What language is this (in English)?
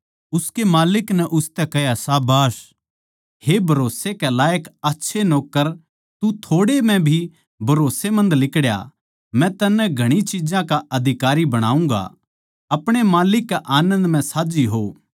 Haryanvi